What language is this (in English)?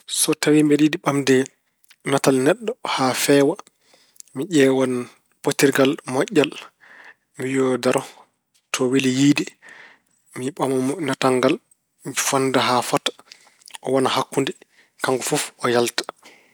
Fula